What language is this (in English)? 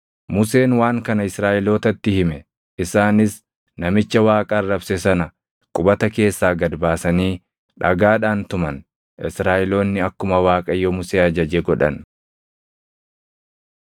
Oromo